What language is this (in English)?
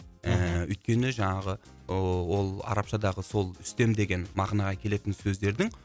Kazakh